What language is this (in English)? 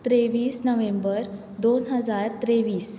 Konkani